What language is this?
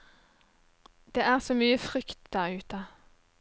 Norwegian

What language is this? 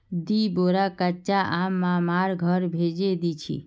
Magahi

